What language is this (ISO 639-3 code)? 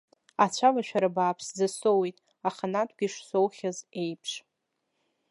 abk